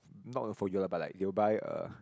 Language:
English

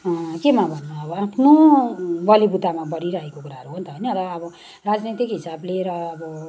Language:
Nepali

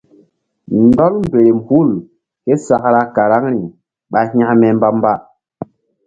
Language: Mbum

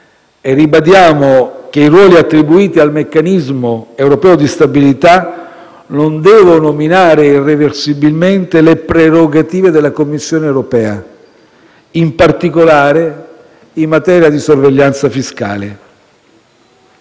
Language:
Italian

